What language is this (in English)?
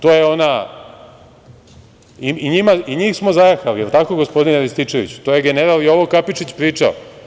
Serbian